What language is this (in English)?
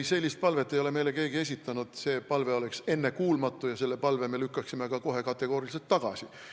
Estonian